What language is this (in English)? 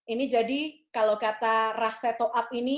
Indonesian